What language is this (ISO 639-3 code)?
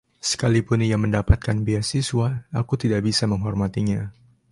ind